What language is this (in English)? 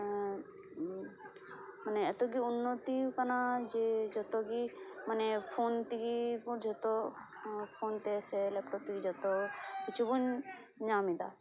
Santali